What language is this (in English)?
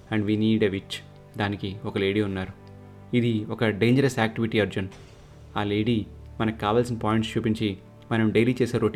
Telugu